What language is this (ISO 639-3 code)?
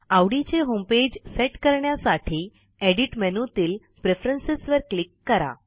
mar